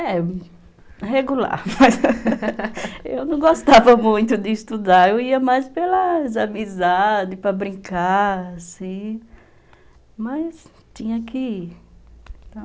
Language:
Portuguese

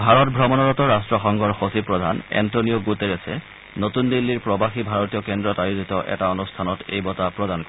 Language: Assamese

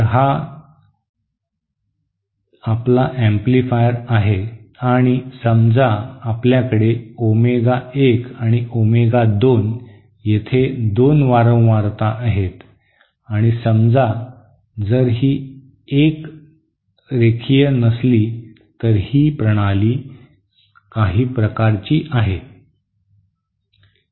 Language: Marathi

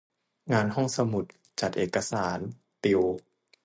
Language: Thai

